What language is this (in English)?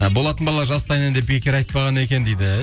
Kazakh